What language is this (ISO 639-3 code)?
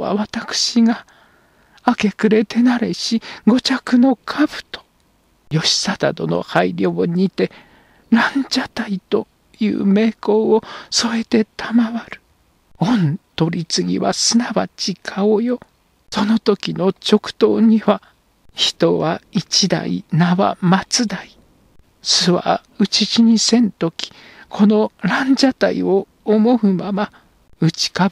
jpn